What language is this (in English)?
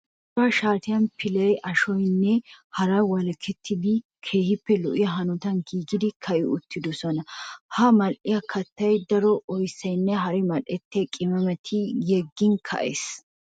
Wolaytta